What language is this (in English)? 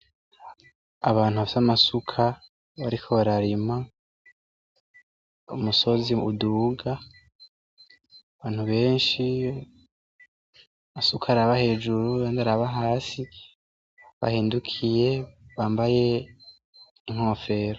Rundi